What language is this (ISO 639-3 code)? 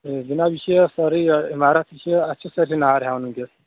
kas